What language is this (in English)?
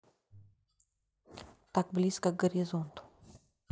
Russian